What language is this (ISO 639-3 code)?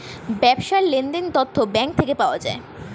ben